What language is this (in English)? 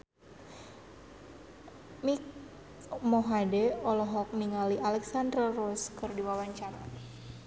Sundanese